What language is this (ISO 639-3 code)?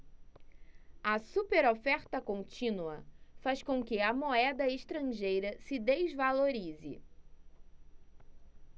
por